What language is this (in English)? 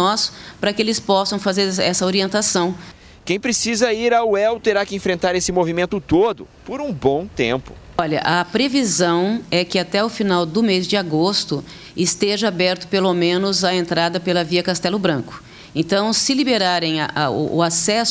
Portuguese